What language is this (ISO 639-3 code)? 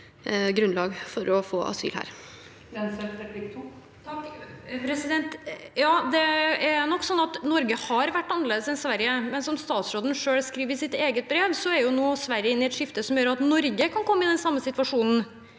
nor